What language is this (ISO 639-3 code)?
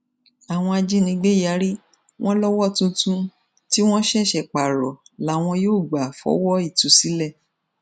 yor